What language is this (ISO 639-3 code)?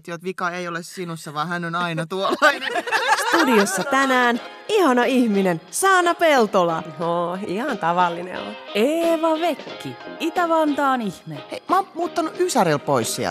fin